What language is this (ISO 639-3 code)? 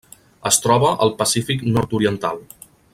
cat